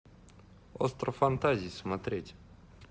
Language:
Russian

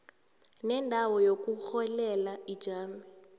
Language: South Ndebele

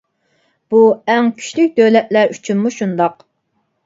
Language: Uyghur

